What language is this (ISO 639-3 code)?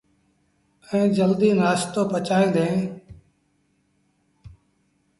sbn